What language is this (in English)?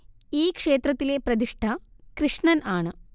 Malayalam